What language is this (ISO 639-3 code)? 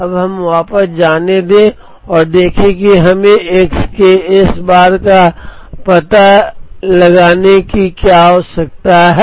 hin